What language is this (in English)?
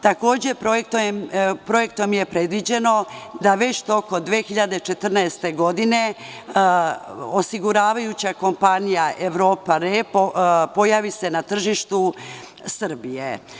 Serbian